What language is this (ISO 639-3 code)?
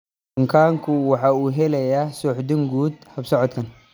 som